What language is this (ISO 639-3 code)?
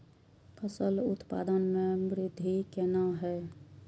mai